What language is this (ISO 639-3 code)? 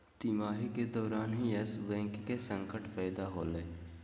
mag